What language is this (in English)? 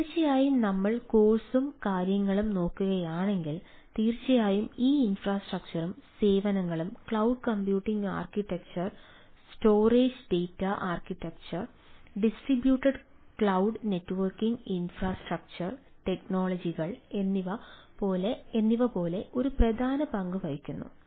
Malayalam